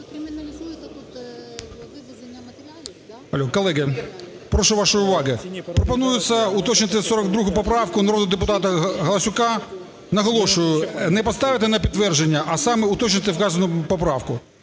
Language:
Ukrainian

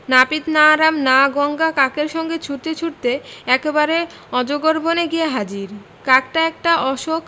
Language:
Bangla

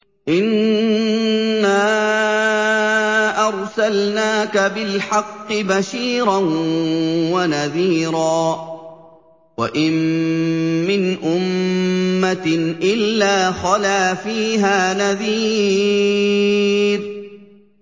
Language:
Arabic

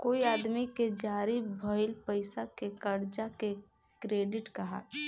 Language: Bhojpuri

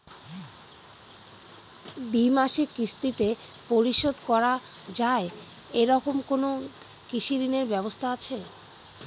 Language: Bangla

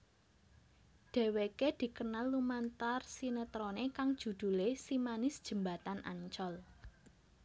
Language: Javanese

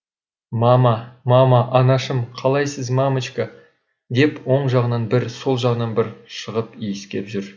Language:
Kazakh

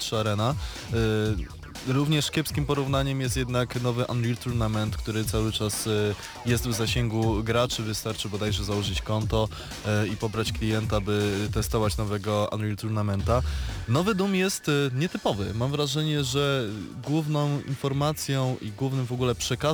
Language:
Polish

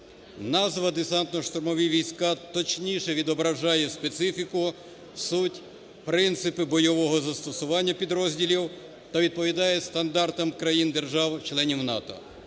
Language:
Ukrainian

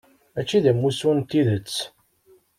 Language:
Kabyle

